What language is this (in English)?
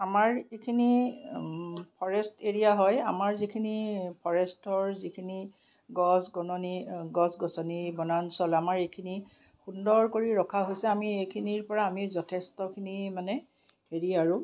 Assamese